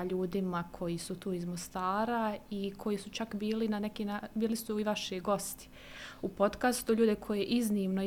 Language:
Croatian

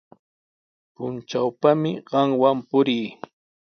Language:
Sihuas Ancash Quechua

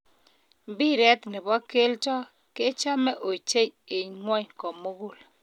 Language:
Kalenjin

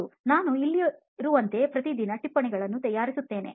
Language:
Kannada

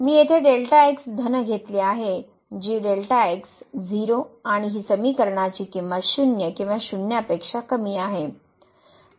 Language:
Marathi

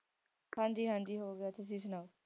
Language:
Punjabi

